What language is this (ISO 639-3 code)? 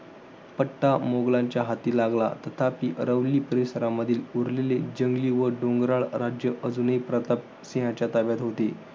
mar